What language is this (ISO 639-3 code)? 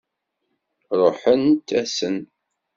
kab